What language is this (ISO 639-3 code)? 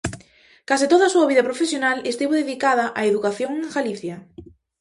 glg